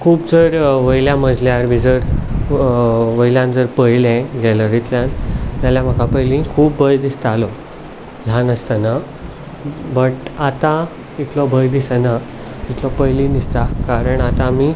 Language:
Konkani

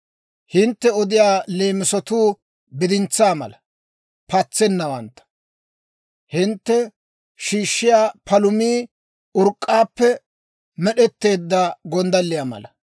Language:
Dawro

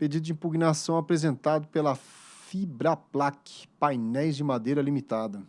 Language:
Portuguese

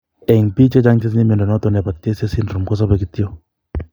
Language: Kalenjin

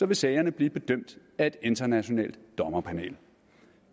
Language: Danish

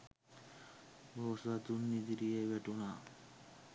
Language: Sinhala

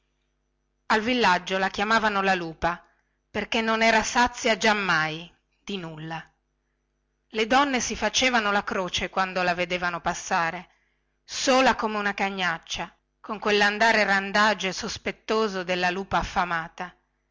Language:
Italian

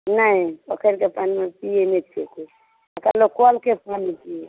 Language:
Maithili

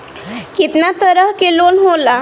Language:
Bhojpuri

